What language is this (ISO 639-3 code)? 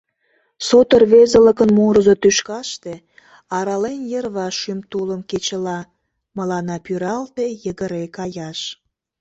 chm